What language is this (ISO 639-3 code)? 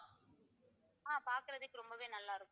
tam